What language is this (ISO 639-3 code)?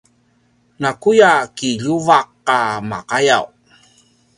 pwn